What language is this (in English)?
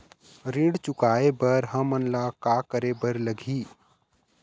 Chhattisgarhi